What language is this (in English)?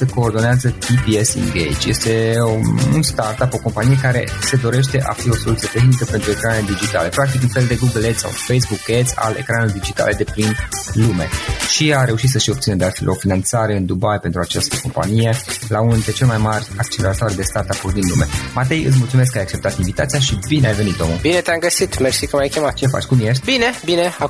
Romanian